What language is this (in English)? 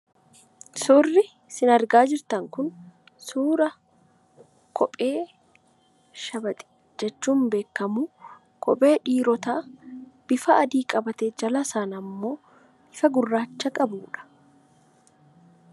Oromo